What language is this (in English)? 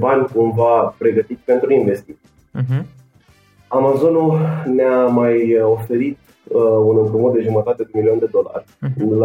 Romanian